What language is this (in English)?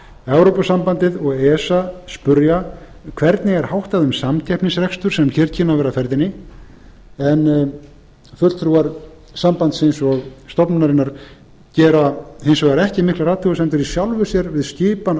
Icelandic